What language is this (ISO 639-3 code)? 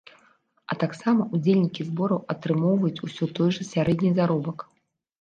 bel